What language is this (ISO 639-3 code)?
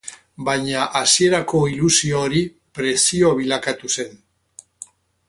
eus